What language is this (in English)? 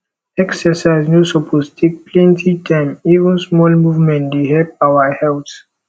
Nigerian Pidgin